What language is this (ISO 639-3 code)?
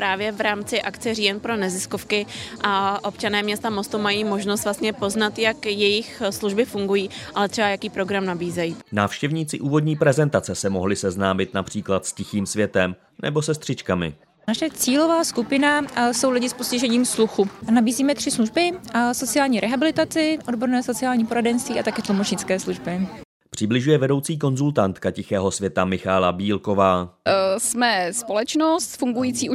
ces